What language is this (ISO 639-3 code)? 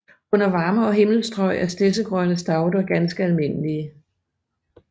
dan